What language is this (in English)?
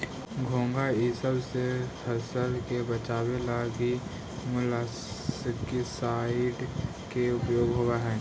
Magahi